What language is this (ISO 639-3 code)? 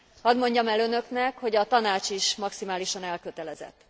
hun